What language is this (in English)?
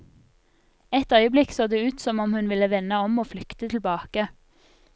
Norwegian